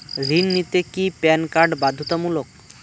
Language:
Bangla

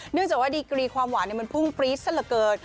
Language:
Thai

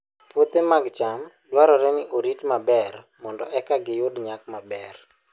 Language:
Luo (Kenya and Tanzania)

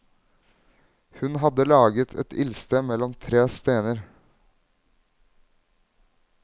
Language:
Norwegian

